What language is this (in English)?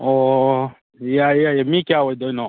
Manipuri